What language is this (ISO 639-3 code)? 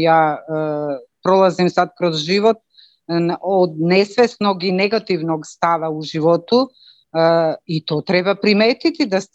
hrv